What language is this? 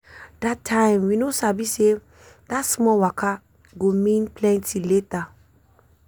Nigerian Pidgin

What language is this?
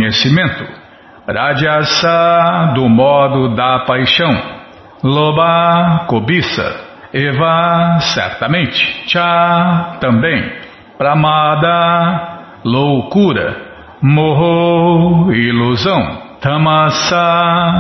Portuguese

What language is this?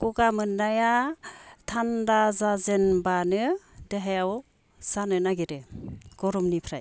Bodo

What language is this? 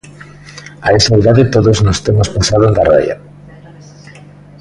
Galician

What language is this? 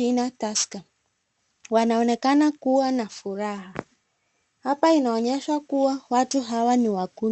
Swahili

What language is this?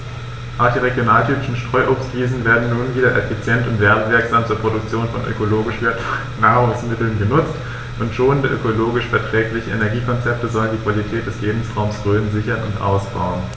German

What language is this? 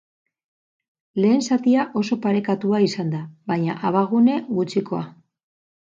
Basque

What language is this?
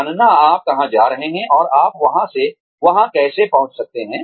Hindi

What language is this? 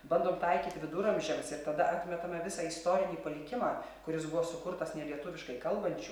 Lithuanian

